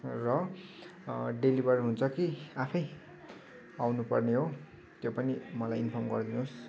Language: Nepali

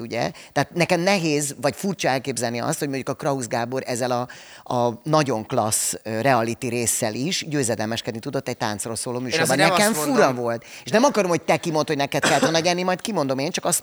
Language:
Hungarian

